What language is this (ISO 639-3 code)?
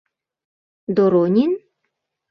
chm